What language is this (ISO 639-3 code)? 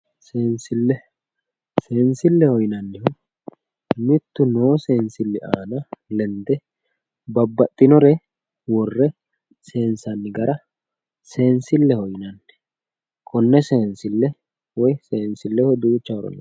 sid